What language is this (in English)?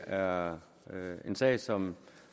Danish